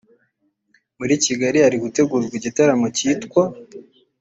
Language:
Kinyarwanda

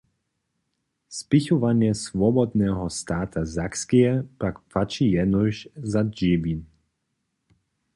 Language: Upper Sorbian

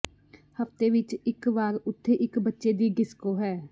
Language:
Punjabi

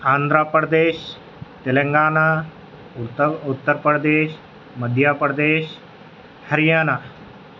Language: Urdu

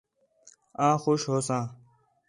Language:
Khetrani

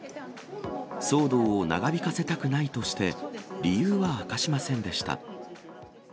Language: Japanese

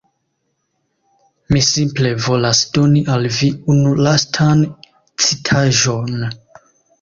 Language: Esperanto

